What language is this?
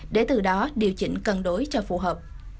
Vietnamese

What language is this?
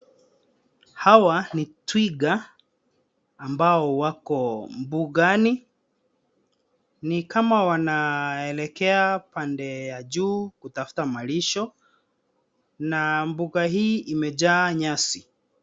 Swahili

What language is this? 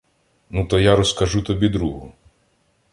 Ukrainian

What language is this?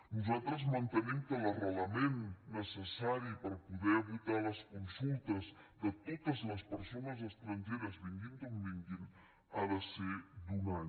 Catalan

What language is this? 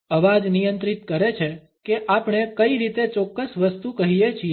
Gujarati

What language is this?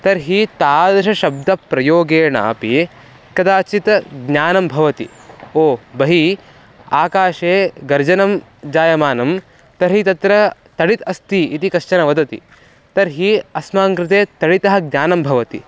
Sanskrit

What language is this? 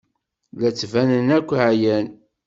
Kabyle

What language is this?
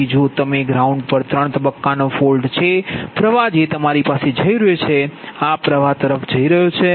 Gujarati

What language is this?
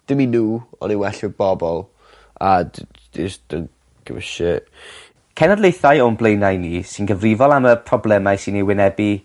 Welsh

